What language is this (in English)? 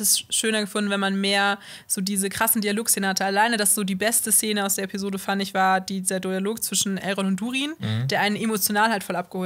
German